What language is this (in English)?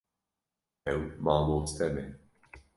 Kurdish